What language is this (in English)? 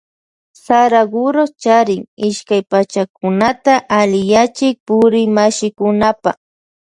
Loja Highland Quichua